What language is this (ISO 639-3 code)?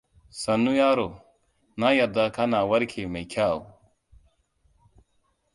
hau